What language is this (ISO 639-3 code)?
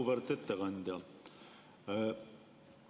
est